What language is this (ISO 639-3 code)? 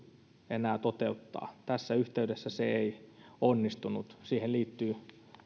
fin